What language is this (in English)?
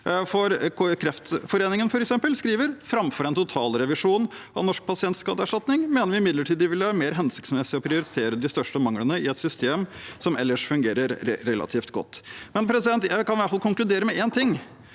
Norwegian